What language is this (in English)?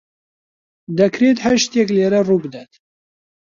Central Kurdish